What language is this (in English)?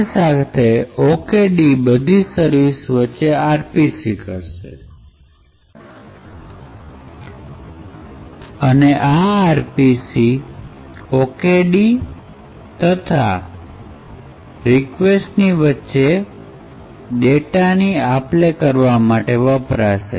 Gujarati